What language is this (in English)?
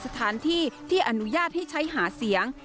Thai